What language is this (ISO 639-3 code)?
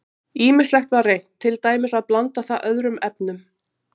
isl